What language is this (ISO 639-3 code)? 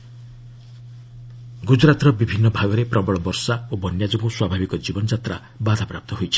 ori